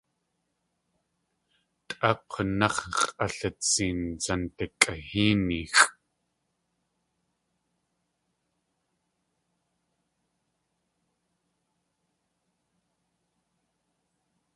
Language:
Tlingit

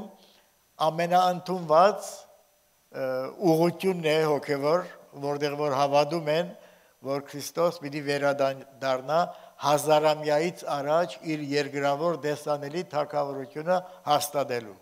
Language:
Turkish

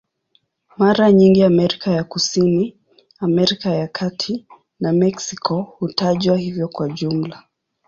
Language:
Swahili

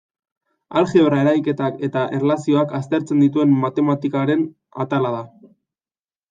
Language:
Basque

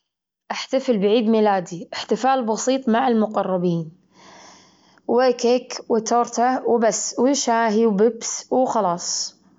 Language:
Gulf Arabic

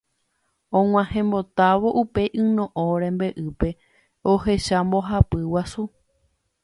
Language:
Guarani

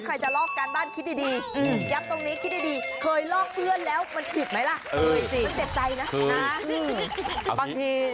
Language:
Thai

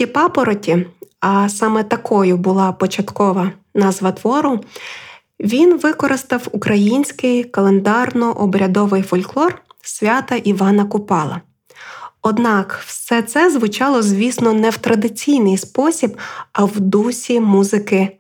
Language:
Ukrainian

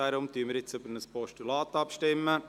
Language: Swiss German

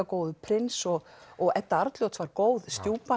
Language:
Icelandic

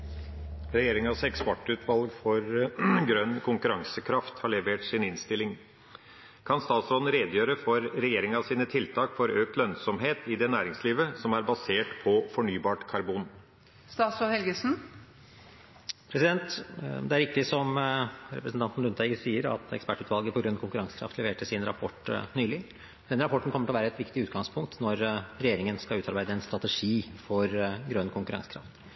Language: Norwegian Bokmål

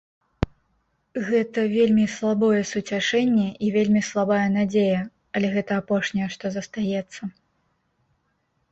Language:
Belarusian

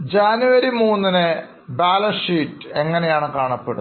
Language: Malayalam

